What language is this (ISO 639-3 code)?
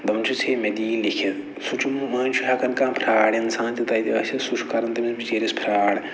kas